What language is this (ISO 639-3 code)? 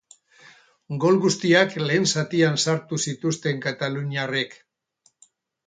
eus